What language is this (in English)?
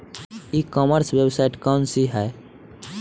Bhojpuri